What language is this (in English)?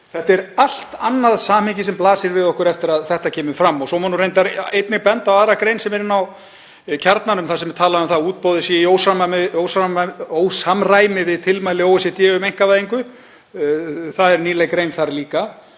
Icelandic